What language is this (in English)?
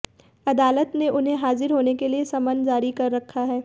Hindi